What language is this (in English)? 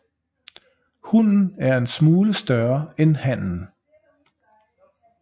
Danish